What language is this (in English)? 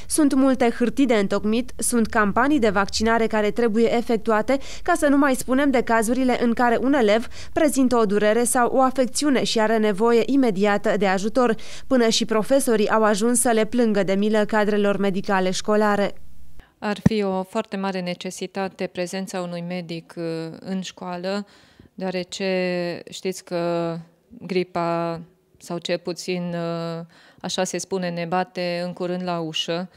Romanian